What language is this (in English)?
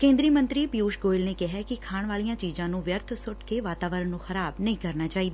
Punjabi